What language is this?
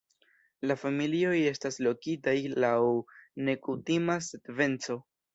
Esperanto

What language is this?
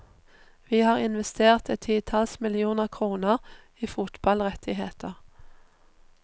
Norwegian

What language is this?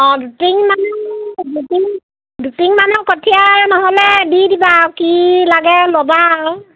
Assamese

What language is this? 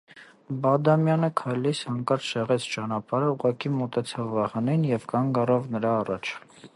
Armenian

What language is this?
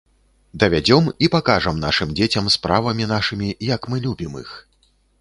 Belarusian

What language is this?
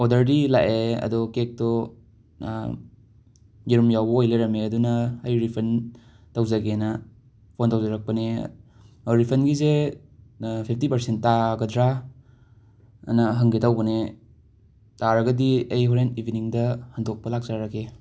Manipuri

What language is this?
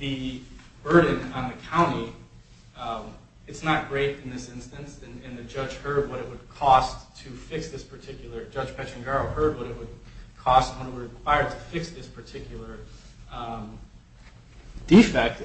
English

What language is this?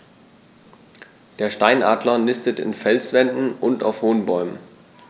German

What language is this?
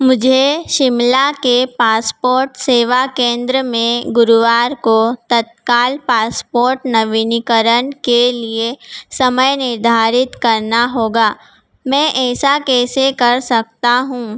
Hindi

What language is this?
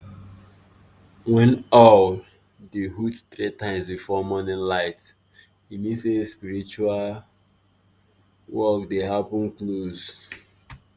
Nigerian Pidgin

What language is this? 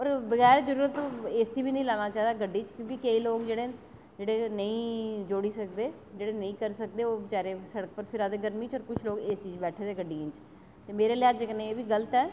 Dogri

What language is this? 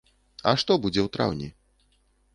Belarusian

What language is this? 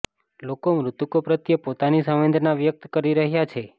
Gujarati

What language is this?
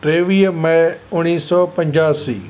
Sindhi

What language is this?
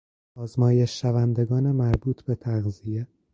Persian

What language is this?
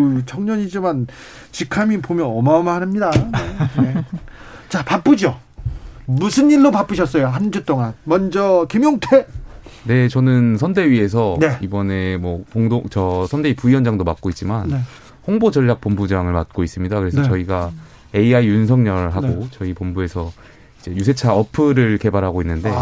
Korean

